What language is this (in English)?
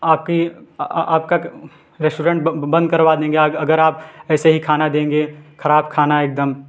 Hindi